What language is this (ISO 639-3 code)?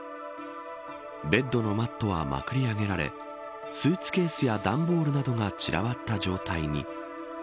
jpn